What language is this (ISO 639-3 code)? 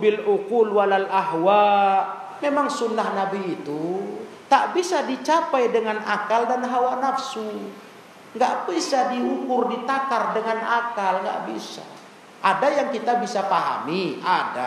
ind